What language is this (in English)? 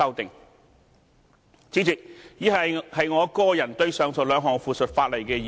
Cantonese